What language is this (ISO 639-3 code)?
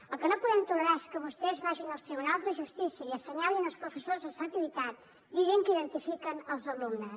cat